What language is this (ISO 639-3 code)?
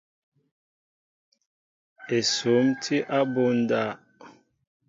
mbo